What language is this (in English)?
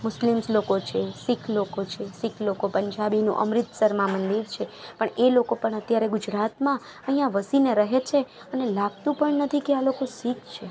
Gujarati